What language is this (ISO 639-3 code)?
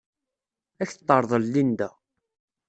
kab